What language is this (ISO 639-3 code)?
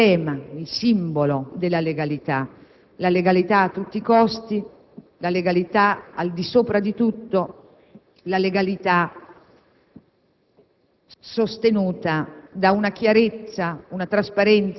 ita